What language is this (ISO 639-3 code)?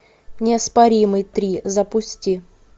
rus